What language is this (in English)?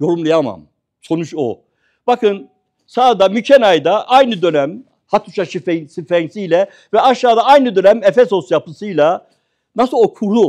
Turkish